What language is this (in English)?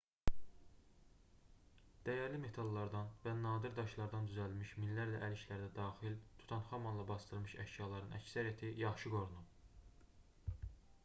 Azerbaijani